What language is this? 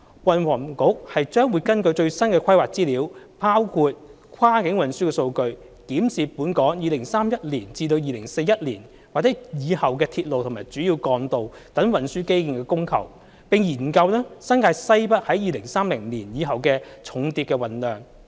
Cantonese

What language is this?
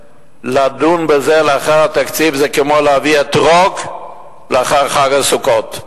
Hebrew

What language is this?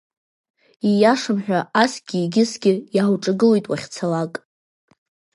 Abkhazian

